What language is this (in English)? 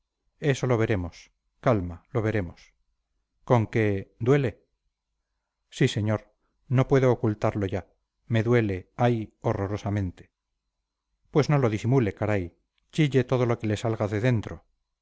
Spanish